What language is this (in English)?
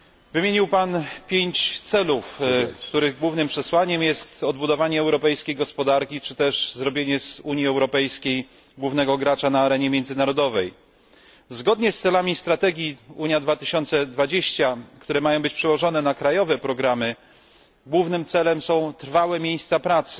Polish